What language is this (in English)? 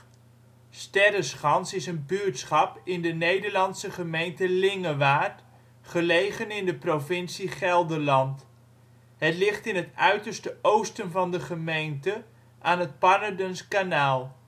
Dutch